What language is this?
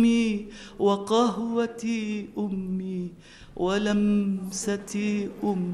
Arabic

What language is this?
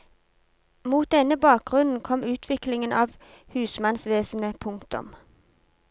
Norwegian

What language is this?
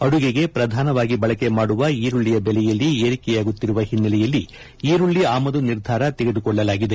Kannada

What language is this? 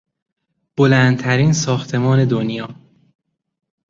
Persian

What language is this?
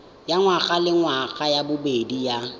Tswana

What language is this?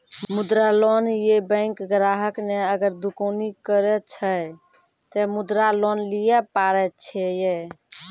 Maithili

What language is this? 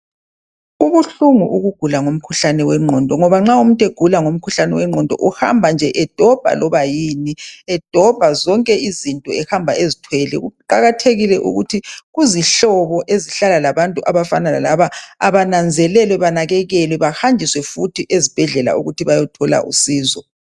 North Ndebele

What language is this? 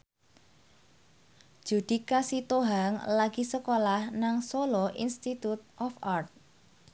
Javanese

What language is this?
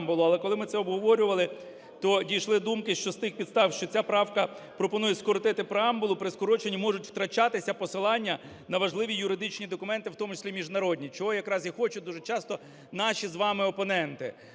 Ukrainian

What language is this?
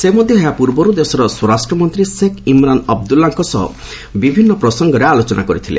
Odia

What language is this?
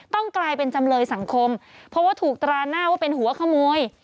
Thai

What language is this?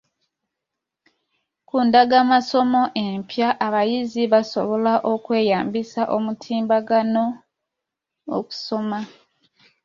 Ganda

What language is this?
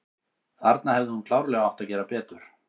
Icelandic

